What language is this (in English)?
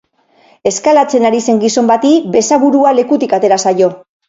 Basque